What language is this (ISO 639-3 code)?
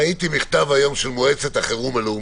heb